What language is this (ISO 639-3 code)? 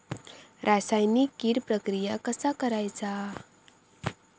mar